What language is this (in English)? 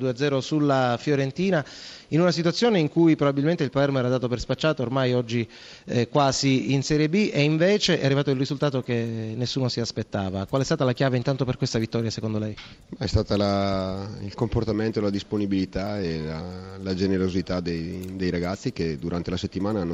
Italian